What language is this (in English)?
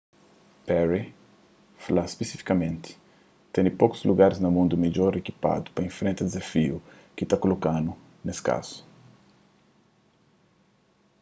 Kabuverdianu